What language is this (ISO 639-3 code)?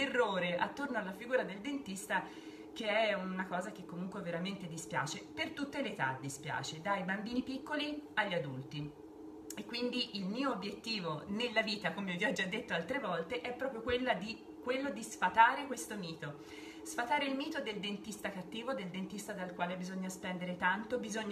ita